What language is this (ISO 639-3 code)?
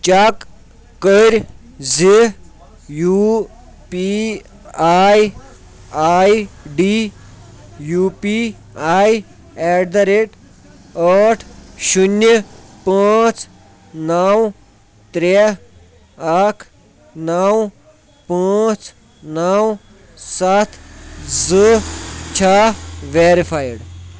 kas